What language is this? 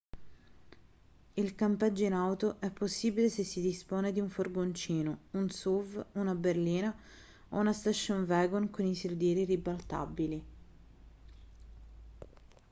Italian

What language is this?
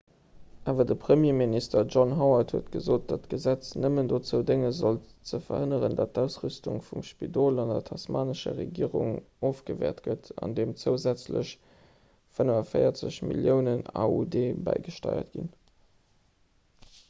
Luxembourgish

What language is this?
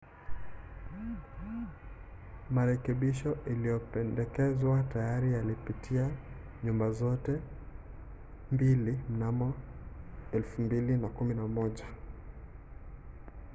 Swahili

